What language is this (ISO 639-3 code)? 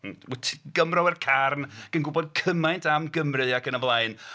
cym